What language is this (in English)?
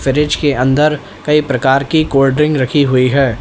Hindi